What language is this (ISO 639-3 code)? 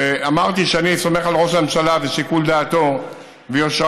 heb